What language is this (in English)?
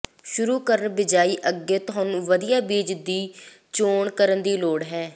Punjabi